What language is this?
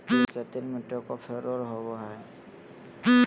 Magahi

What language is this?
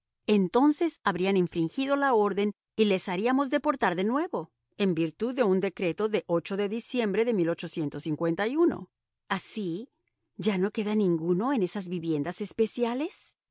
Spanish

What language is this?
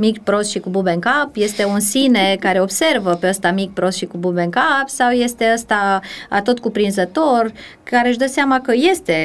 Romanian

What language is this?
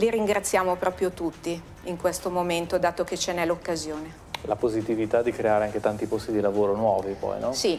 Italian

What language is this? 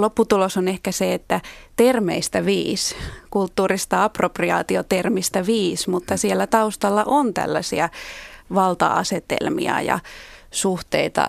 Finnish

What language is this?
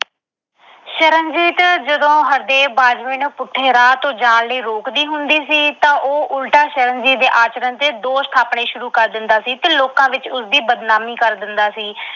Punjabi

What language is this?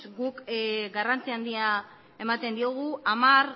Basque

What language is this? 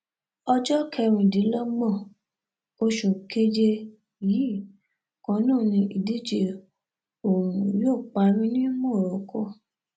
Yoruba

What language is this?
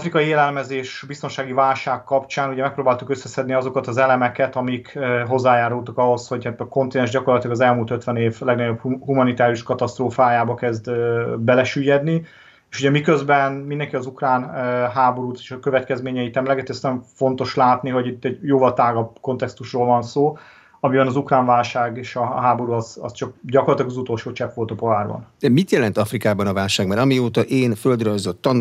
Hungarian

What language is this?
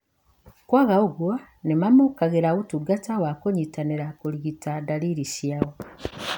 Kikuyu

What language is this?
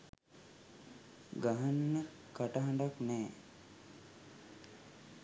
Sinhala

